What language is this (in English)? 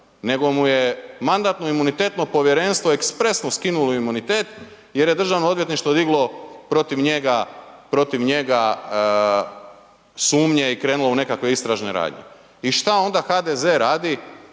Croatian